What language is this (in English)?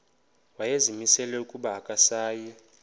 Xhosa